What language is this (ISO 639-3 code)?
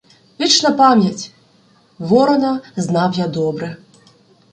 ukr